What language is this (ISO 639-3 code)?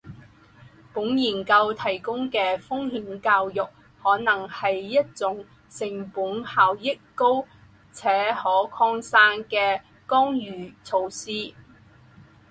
zho